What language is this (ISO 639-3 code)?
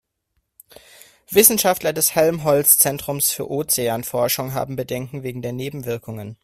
deu